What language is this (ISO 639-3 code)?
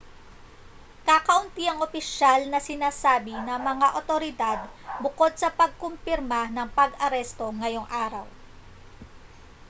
fil